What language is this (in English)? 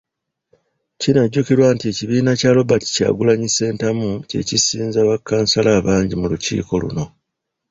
Ganda